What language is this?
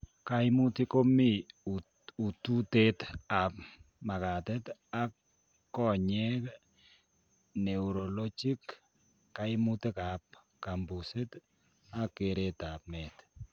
Kalenjin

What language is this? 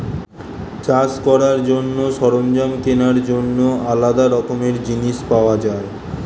Bangla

